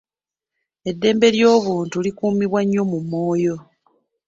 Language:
Ganda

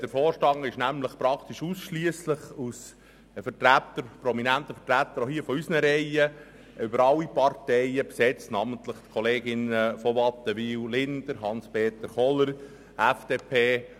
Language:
Swiss German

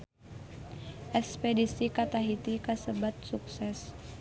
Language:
Sundanese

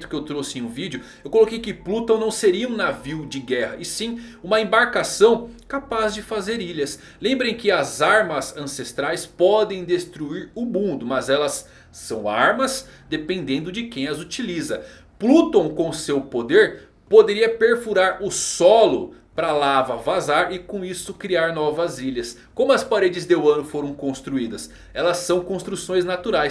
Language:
Portuguese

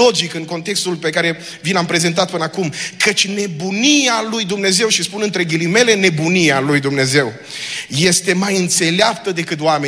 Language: Romanian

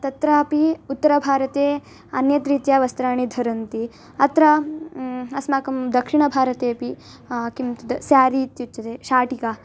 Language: Sanskrit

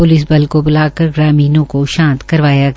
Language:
Hindi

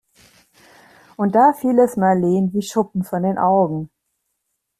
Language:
German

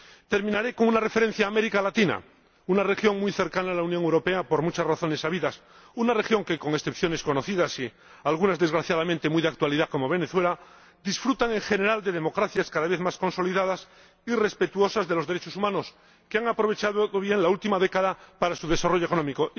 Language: Spanish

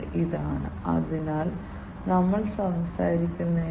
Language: Malayalam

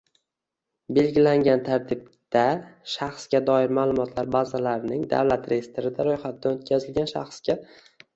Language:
Uzbek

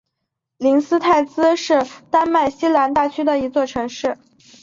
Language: Chinese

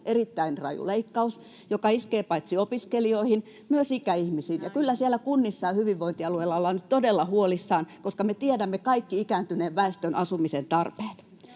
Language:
Finnish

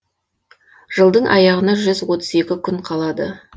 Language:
Kazakh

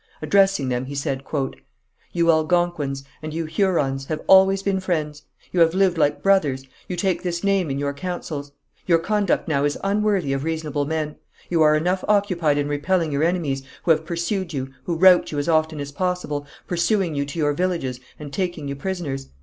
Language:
English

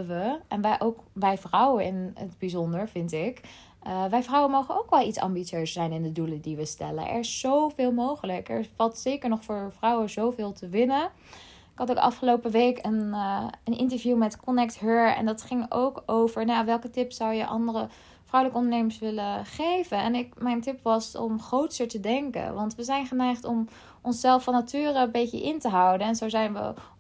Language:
Dutch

